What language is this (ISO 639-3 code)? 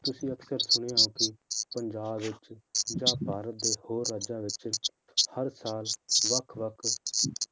pan